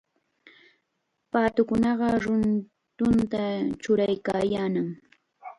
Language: Chiquián Ancash Quechua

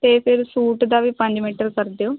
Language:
Punjabi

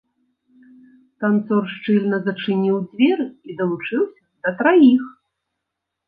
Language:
Belarusian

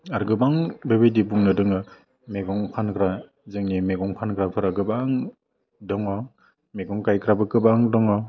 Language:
Bodo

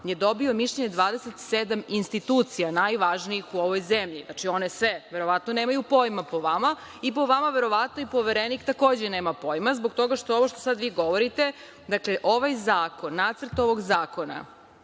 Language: Serbian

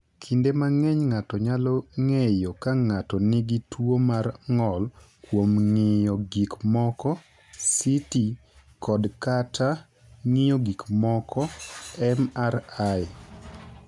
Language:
Luo (Kenya and Tanzania)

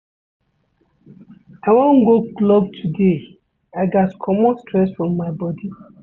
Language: Nigerian Pidgin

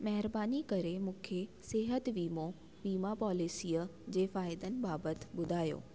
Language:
Sindhi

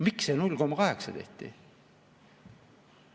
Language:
Estonian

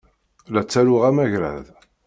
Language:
Kabyle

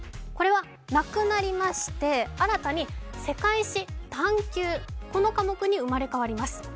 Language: Japanese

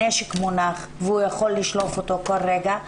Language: Hebrew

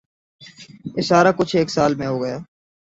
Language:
Urdu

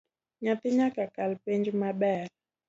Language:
Luo (Kenya and Tanzania)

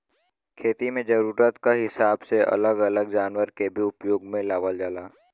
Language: Bhojpuri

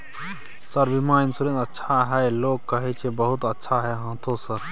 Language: Maithili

